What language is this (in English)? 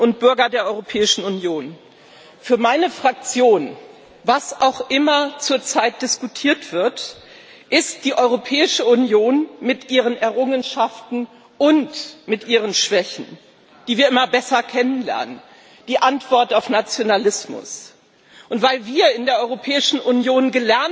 German